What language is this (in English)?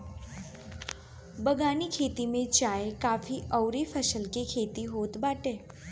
Bhojpuri